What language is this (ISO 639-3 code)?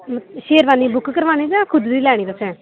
doi